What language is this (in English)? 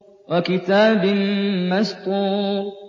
Arabic